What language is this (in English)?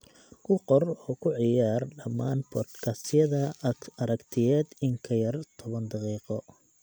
Somali